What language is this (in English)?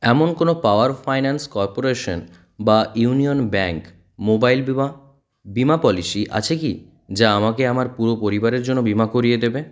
Bangla